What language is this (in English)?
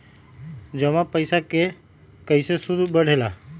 Magahi